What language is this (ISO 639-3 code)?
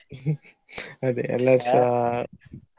kan